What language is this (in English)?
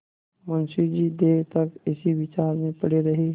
Hindi